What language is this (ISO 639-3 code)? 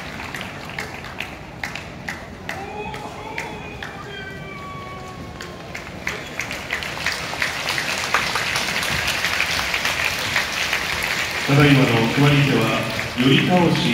jpn